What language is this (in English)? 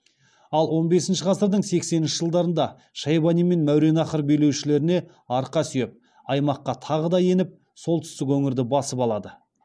Kazakh